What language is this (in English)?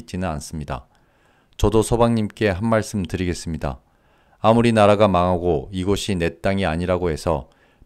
Korean